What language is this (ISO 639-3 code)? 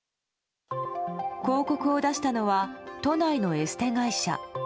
jpn